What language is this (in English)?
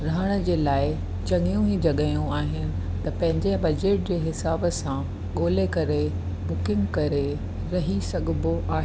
Sindhi